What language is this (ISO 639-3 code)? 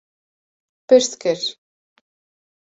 kur